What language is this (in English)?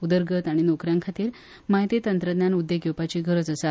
Konkani